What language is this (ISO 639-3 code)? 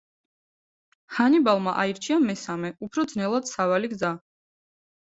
kat